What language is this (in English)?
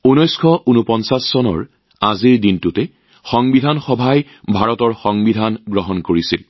Assamese